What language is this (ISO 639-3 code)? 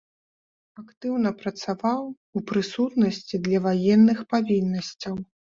bel